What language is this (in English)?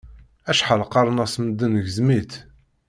Kabyle